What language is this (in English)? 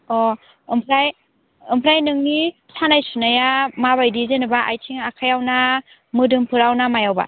Bodo